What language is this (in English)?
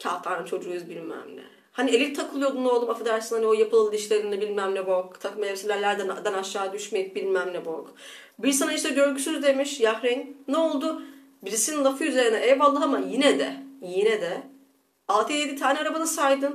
Turkish